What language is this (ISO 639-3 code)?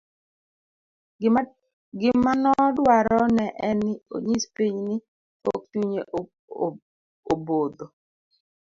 luo